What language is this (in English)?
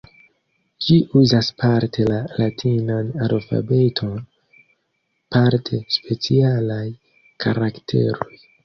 Esperanto